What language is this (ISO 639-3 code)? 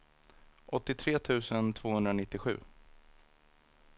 swe